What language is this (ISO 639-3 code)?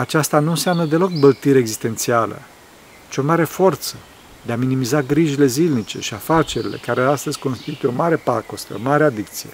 ron